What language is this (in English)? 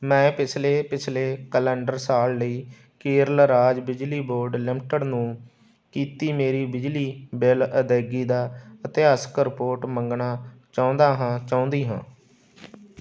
Punjabi